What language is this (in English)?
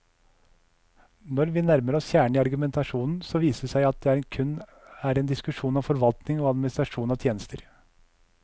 Norwegian